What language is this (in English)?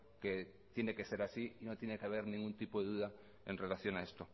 Spanish